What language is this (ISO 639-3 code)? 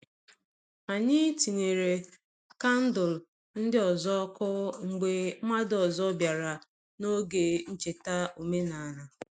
ibo